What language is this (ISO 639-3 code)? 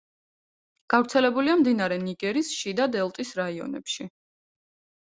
kat